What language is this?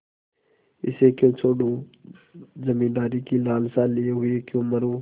Hindi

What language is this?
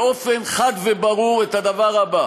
Hebrew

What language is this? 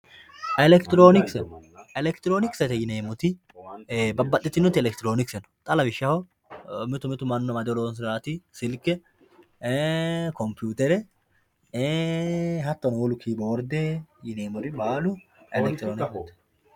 Sidamo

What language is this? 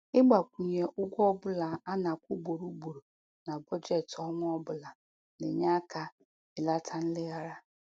Igbo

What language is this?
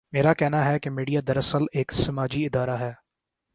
Urdu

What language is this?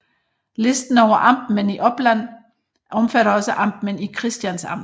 Danish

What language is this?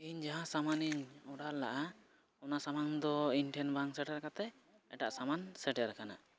Santali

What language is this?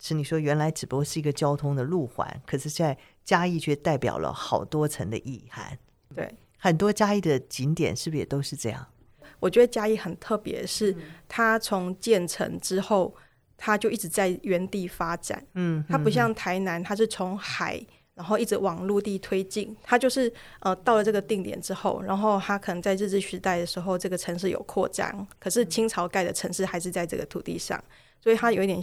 Chinese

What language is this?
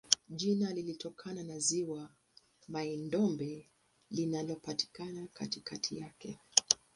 Swahili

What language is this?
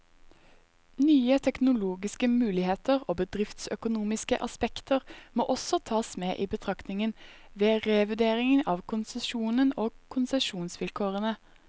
Norwegian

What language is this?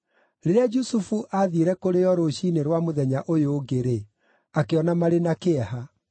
Kikuyu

